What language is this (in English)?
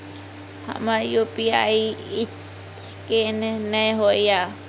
Maithili